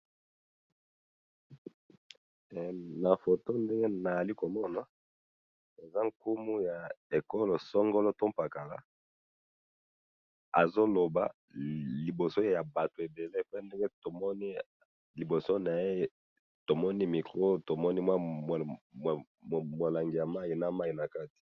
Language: Lingala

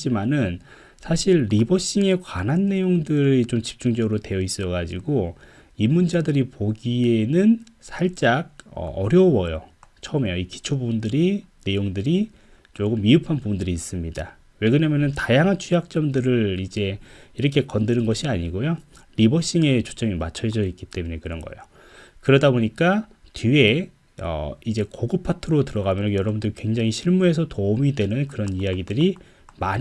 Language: Korean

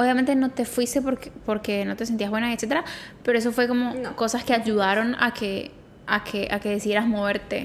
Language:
Spanish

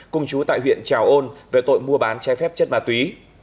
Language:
Vietnamese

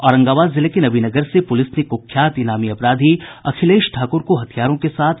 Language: Hindi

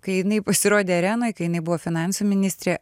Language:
Lithuanian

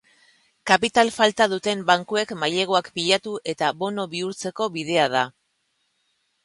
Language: Basque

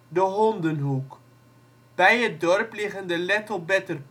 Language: Dutch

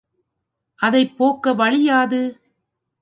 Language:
Tamil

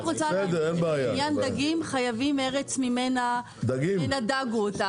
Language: Hebrew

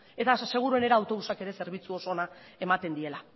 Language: Basque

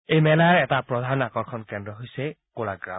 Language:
Assamese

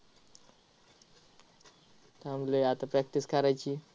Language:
Marathi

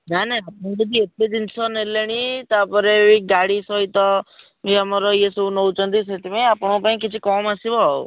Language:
Odia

